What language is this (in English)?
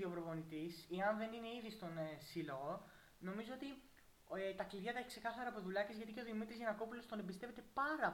Greek